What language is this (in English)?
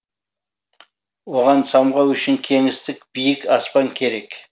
Kazakh